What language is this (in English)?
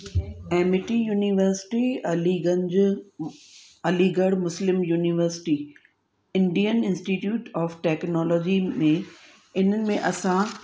Sindhi